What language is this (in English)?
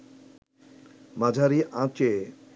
Bangla